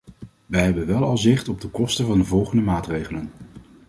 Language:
Dutch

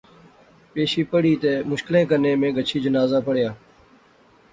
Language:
Pahari-Potwari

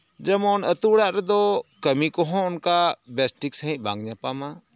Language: Santali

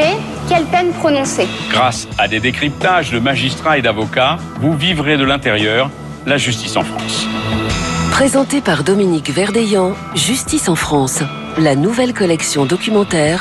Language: French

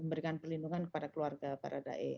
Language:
Indonesian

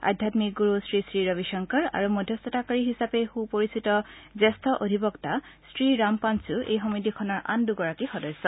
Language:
Assamese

